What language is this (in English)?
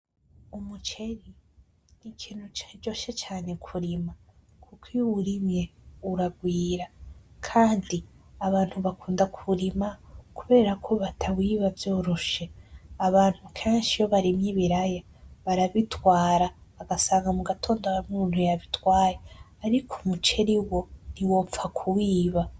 Rundi